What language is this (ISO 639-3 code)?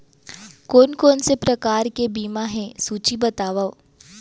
hne